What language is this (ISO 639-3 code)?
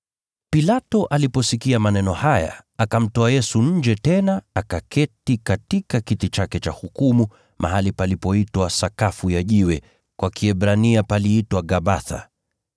swa